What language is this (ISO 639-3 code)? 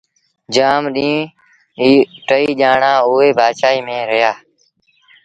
sbn